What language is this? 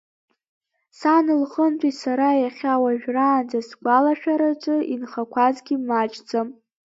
Abkhazian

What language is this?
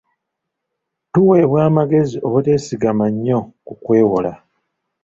Ganda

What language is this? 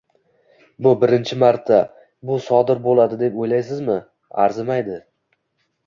Uzbek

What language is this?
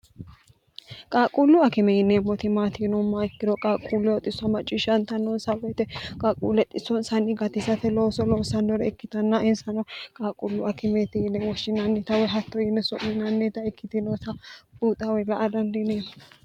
Sidamo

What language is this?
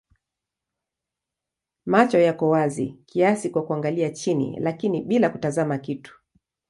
Swahili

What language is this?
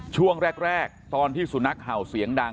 Thai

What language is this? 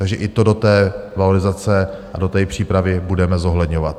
Czech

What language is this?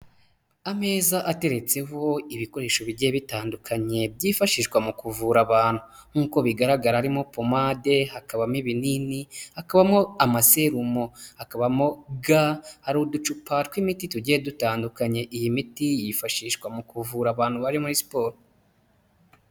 Kinyarwanda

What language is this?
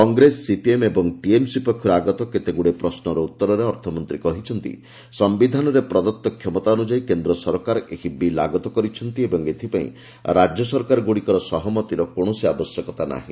Odia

